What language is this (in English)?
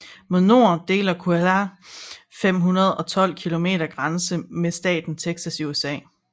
Danish